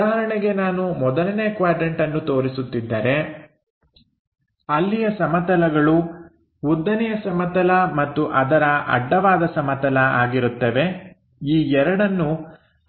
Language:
Kannada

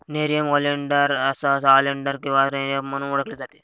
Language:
Marathi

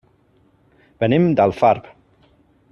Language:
Catalan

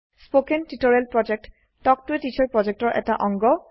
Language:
Assamese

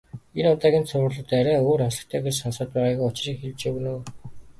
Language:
Mongolian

